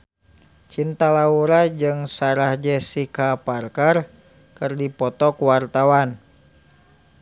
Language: Sundanese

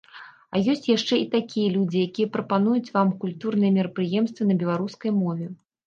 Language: Belarusian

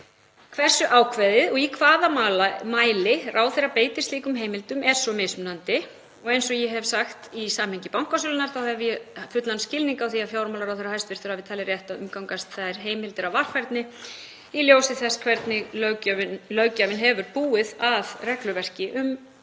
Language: Icelandic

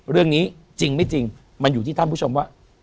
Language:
Thai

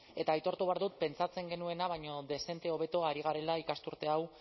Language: Basque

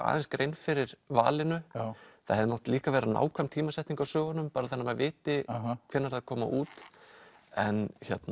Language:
Icelandic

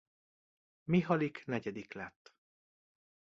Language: Hungarian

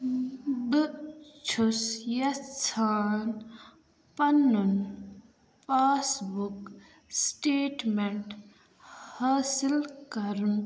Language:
Kashmiri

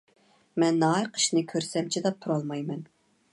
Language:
Uyghur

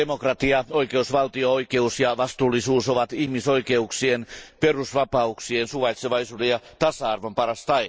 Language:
Finnish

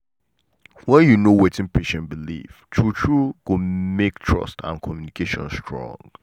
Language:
Nigerian Pidgin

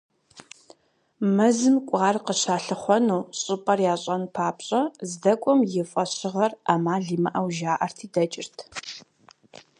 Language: Kabardian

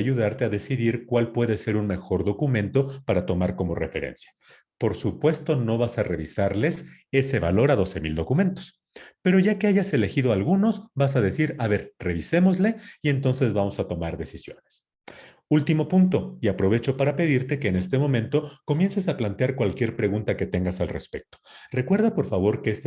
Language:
Spanish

